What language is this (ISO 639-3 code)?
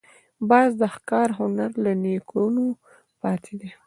pus